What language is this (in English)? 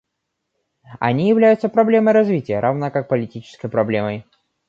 Russian